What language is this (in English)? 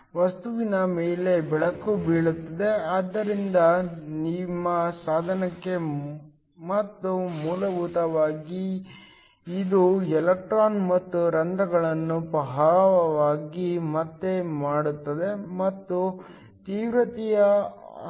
Kannada